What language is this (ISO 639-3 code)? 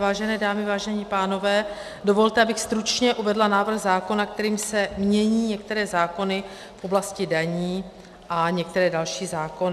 ces